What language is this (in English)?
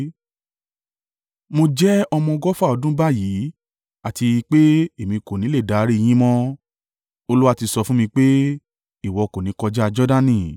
Yoruba